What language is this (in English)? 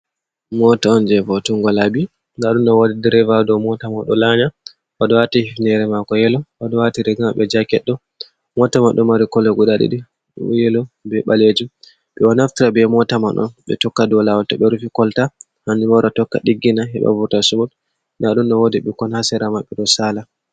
Fula